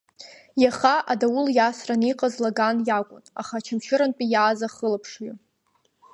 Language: Abkhazian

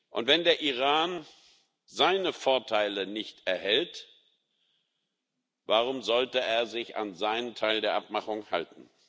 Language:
German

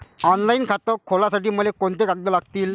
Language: Marathi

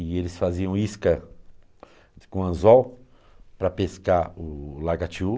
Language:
Portuguese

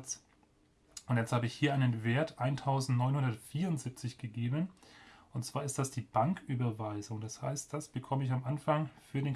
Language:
German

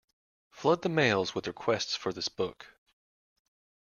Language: English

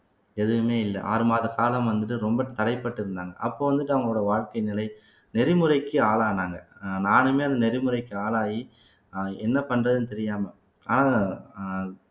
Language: Tamil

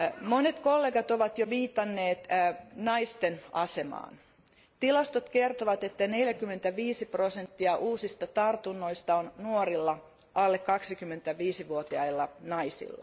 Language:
Finnish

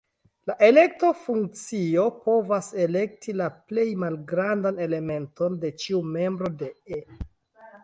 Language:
Esperanto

